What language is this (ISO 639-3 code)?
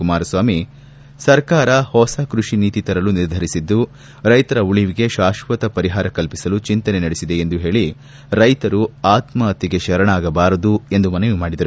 kan